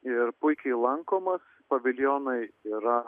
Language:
Lithuanian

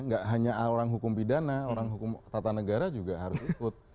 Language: Indonesian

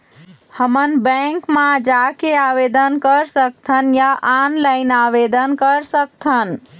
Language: Chhattisgarhi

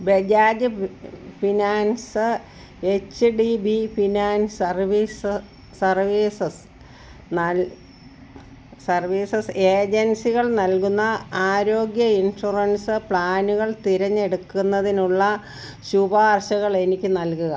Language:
Malayalam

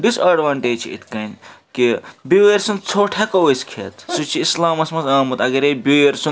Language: Kashmiri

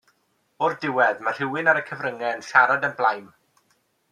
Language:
Welsh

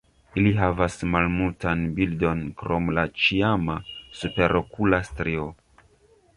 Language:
Esperanto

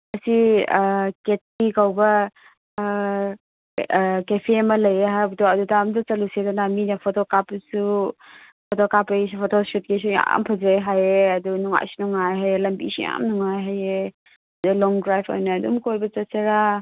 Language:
Manipuri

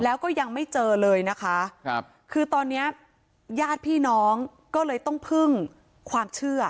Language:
Thai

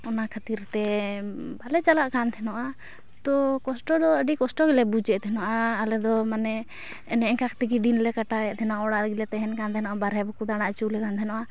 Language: Santali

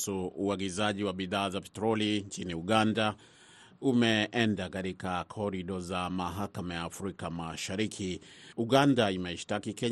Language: Swahili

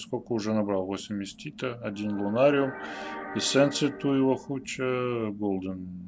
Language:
Russian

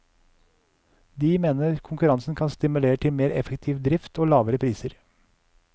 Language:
Norwegian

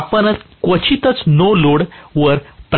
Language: Marathi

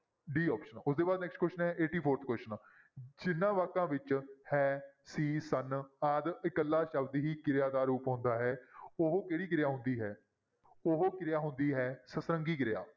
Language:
Punjabi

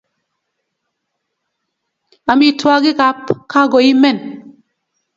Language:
Kalenjin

